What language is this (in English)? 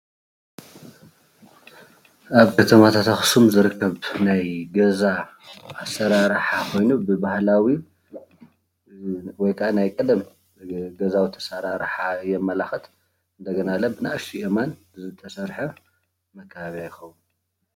Tigrinya